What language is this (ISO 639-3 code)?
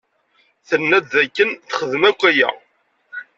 kab